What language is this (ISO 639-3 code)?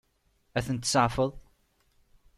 kab